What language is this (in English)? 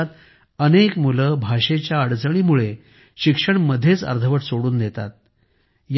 Marathi